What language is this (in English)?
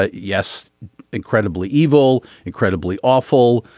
English